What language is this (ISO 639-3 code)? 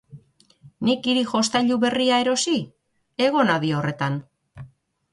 eus